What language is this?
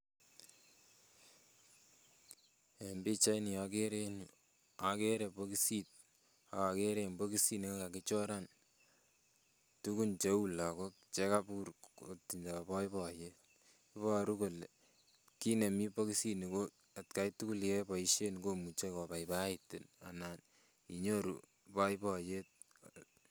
Kalenjin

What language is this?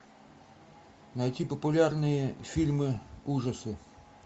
Russian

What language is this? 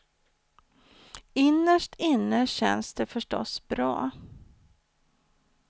Swedish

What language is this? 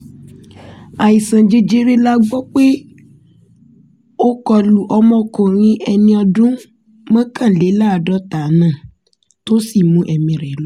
Yoruba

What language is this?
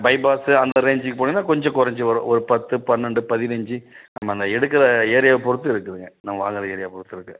Tamil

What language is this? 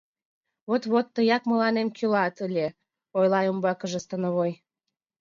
Mari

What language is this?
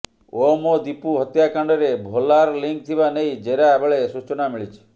Odia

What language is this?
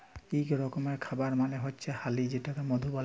Bangla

